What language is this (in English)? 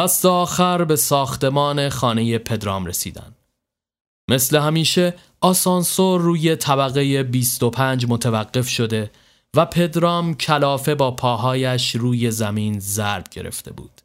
Persian